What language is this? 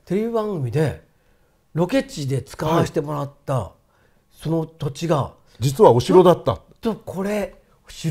Japanese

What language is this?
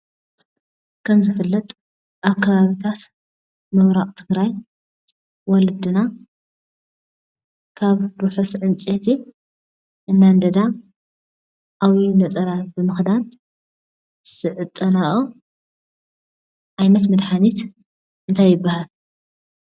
Tigrinya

